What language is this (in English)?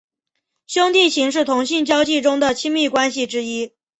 Chinese